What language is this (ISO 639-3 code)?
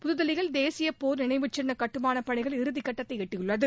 tam